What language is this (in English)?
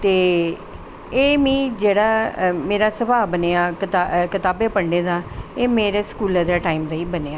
Dogri